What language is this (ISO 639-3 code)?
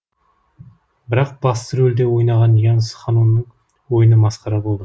kaz